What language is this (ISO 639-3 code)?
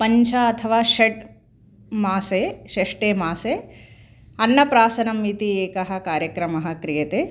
san